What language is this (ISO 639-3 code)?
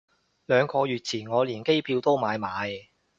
yue